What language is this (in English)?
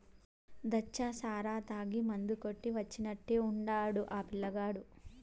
Telugu